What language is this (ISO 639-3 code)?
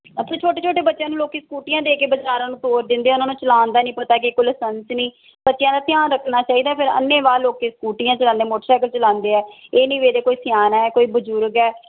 pan